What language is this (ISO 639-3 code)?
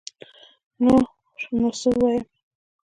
pus